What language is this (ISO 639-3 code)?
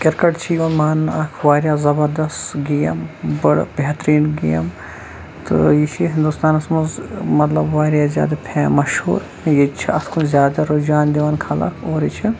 kas